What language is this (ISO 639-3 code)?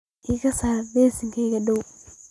som